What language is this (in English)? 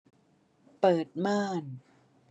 Thai